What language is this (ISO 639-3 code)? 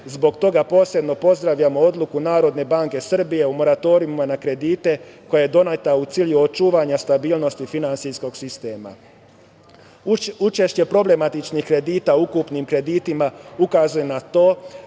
srp